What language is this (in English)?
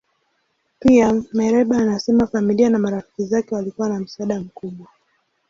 Swahili